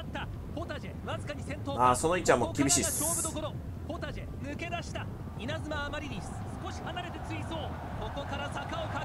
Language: Japanese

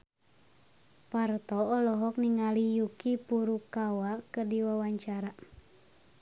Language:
Sundanese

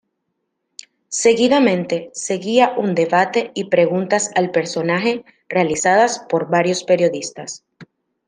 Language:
Spanish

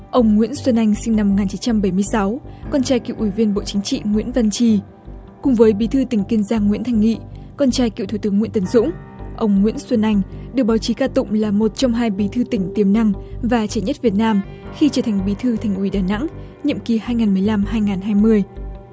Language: Vietnamese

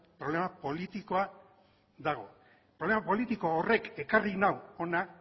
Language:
Basque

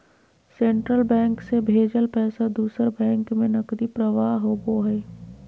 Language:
Magahi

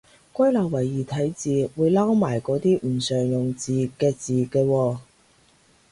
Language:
Cantonese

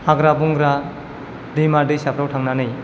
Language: Bodo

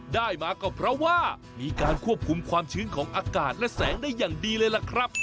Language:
Thai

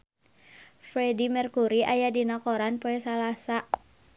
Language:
Sundanese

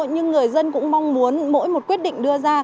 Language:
Vietnamese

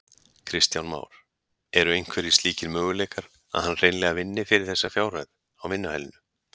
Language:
Icelandic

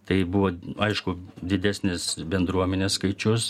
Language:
Lithuanian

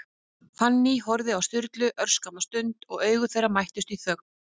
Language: Icelandic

